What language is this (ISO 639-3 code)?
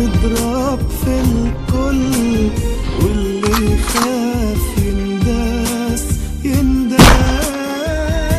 ara